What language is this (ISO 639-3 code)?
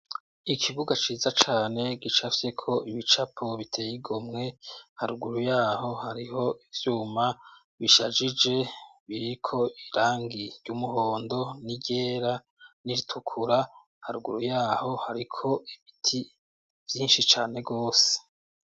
run